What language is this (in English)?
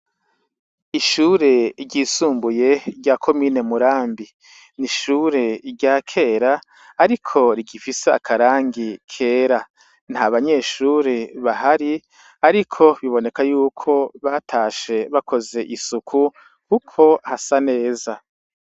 Rundi